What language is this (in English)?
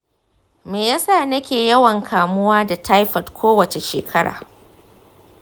Hausa